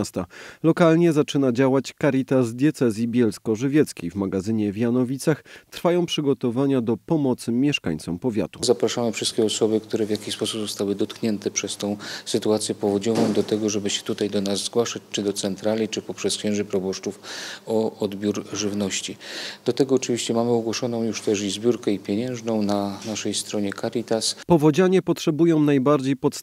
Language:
Polish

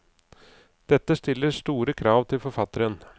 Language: Norwegian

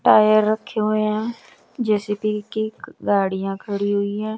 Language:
Hindi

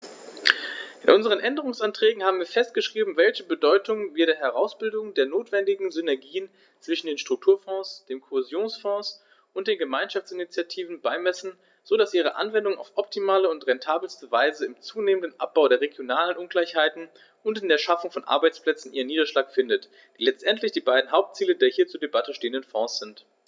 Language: German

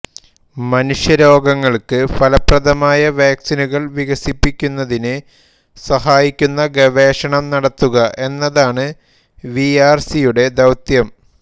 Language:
Malayalam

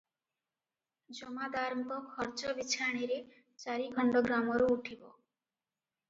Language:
Odia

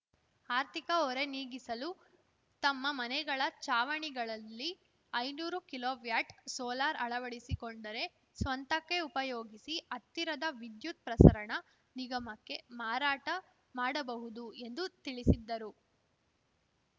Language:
Kannada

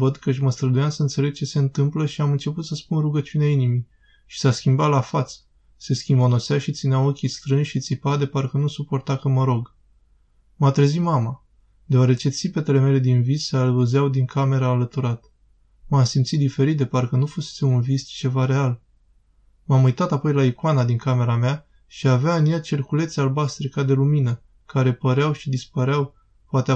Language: Romanian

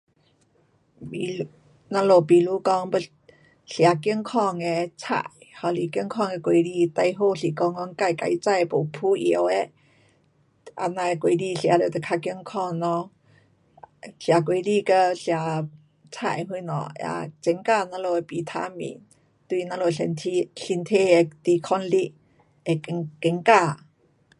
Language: Pu-Xian Chinese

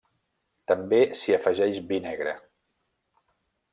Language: Catalan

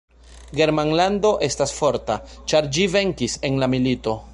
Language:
Esperanto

